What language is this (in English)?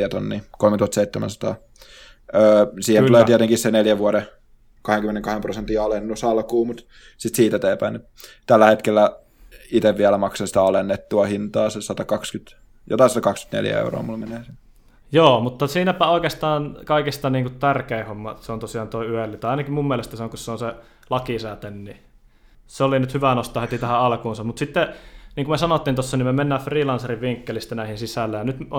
Finnish